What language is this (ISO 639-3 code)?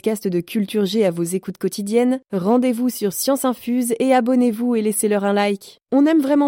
fra